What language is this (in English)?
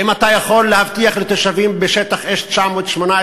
Hebrew